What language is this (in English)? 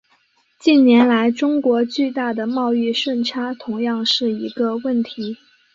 Chinese